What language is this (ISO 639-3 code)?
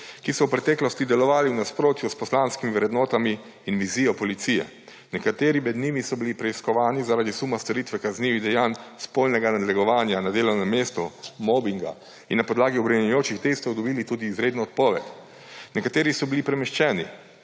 slv